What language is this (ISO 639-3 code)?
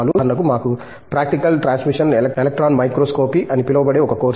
tel